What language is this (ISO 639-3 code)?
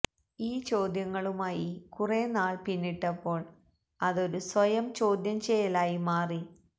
mal